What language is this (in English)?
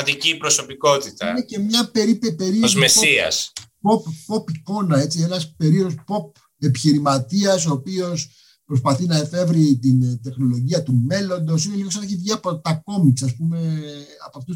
Greek